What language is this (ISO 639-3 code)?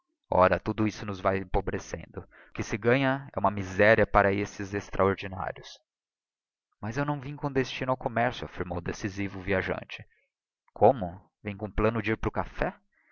por